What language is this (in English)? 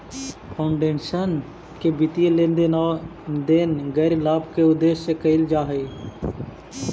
Magahi